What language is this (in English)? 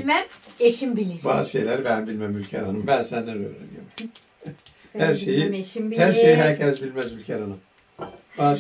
Turkish